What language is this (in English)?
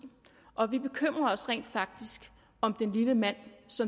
Danish